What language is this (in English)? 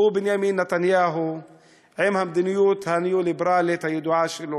Hebrew